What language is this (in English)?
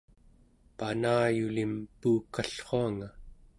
Central Yupik